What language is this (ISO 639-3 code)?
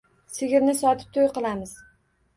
uzb